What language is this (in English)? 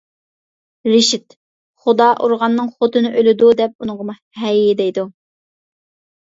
Uyghur